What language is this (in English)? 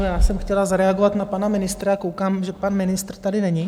Czech